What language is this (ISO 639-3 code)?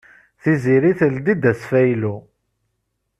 kab